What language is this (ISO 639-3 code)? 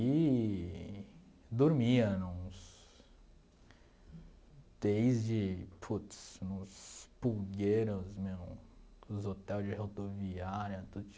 por